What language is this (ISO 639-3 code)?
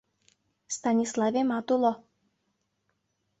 chm